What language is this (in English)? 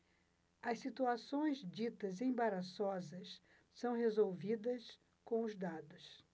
Portuguese